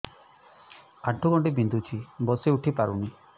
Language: Odia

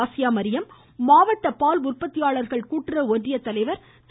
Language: Tamil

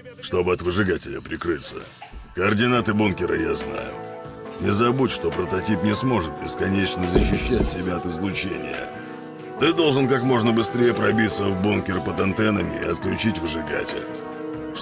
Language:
Russian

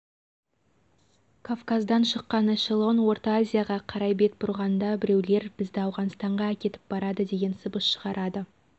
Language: Kazakh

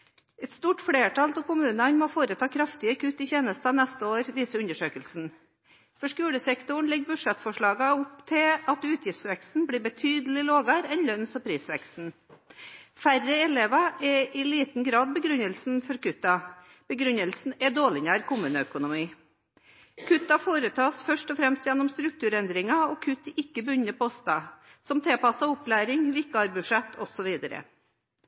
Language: Norwegian Bokmål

